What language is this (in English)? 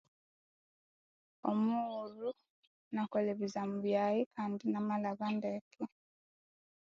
Konzo